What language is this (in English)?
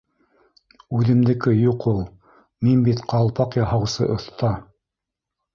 Bashkir